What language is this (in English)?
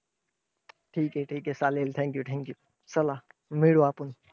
Marathi